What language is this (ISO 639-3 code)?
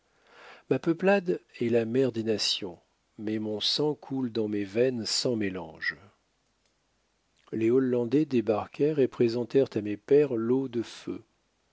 fra